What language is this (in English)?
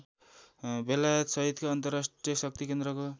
Nepali